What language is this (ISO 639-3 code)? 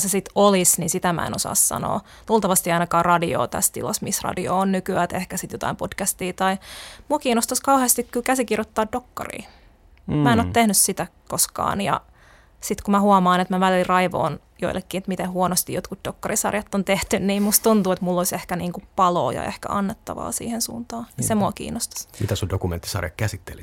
fin